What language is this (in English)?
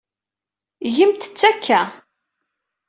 Kabyle